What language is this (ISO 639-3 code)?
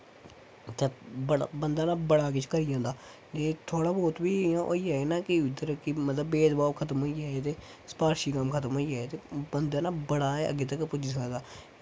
doi